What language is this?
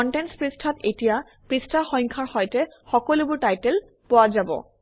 Assamese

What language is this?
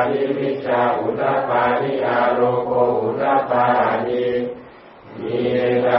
Thai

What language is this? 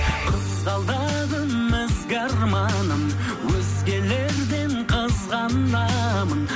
Kazakh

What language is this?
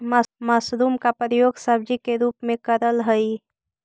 Magahi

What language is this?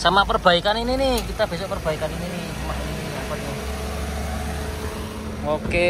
Indonesian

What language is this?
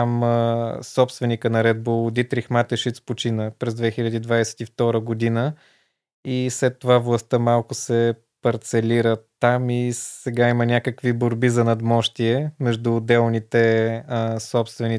Bulgarian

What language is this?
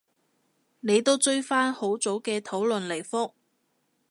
Cantonese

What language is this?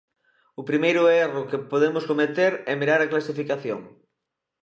Galician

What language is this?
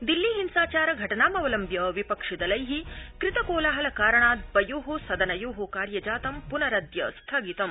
Sanskrit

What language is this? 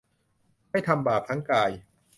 Thai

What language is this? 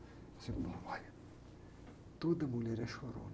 Portuguese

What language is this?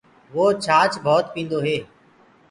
Gurgula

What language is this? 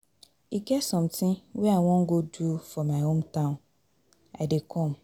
Nigerian Pidgin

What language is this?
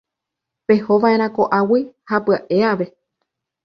Guarani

